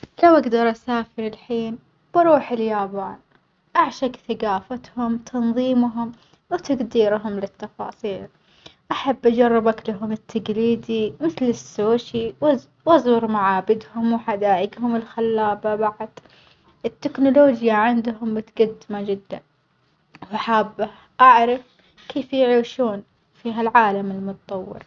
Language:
Omani Arabic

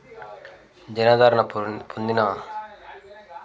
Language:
Telugu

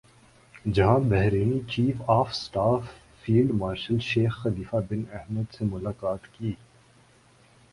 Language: Urdu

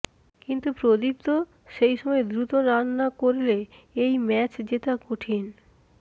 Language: Bangla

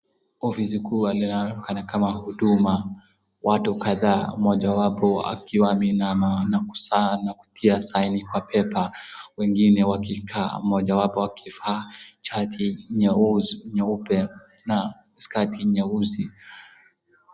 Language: Swahili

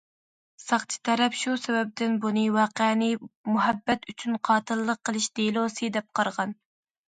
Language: Uyghur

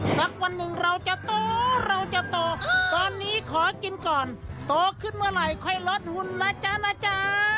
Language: Thai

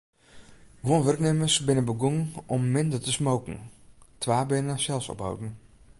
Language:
Western Frisian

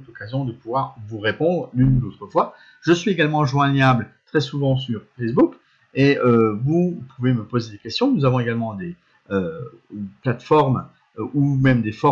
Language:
French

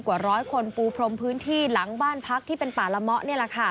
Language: Thai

